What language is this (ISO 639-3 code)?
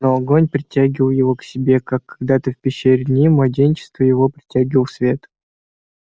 rus